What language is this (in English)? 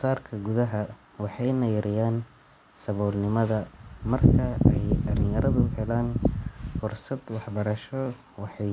Somali